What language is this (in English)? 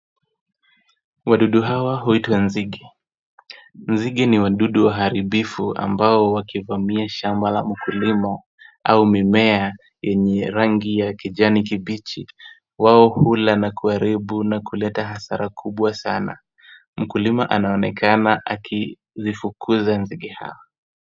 Swahili